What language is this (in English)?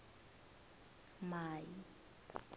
Tsonga